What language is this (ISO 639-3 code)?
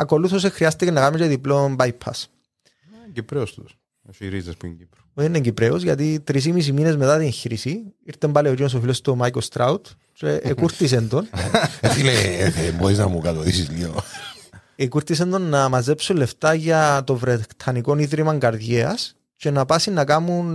ell